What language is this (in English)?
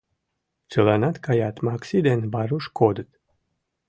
Mari